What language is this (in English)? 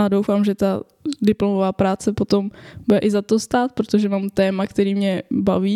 Czech